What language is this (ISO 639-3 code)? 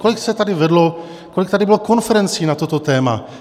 ces